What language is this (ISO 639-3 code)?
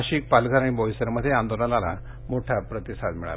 mar